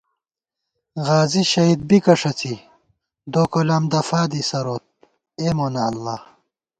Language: Gawar-Bati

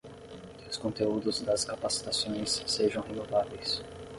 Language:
Portuguese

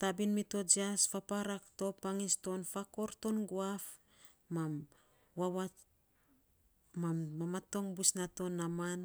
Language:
Saposa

